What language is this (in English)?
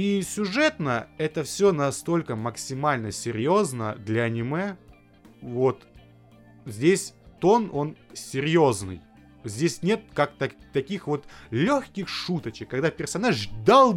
Russian